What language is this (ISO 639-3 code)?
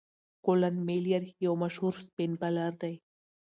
pus